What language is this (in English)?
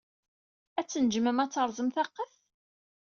Kabyle